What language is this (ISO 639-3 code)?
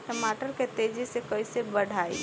bho